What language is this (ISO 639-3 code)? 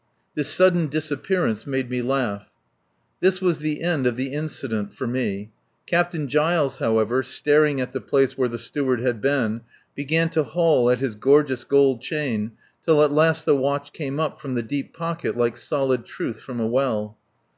eng